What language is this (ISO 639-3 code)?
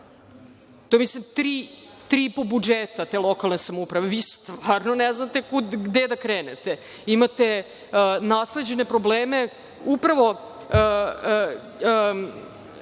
srp